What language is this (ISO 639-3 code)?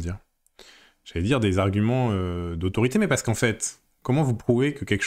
fra